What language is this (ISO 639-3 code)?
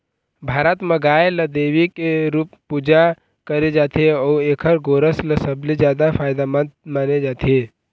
hne